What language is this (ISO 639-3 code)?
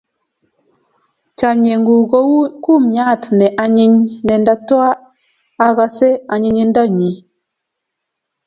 kln